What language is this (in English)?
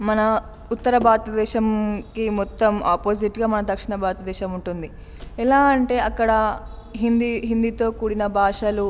Telugu